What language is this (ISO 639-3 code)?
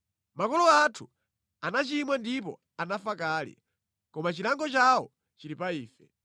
nya